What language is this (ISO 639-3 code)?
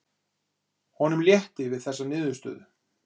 isl